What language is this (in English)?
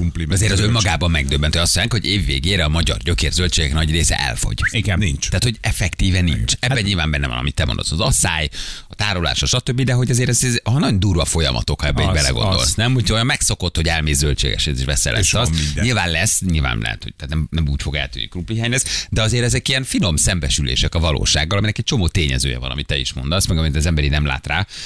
Hungarian